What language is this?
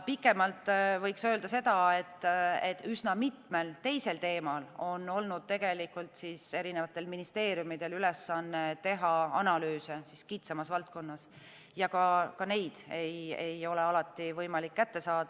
Estonian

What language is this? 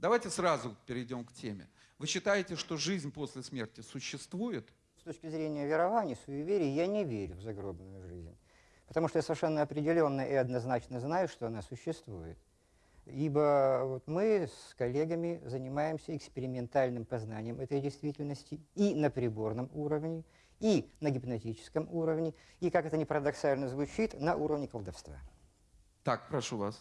Russian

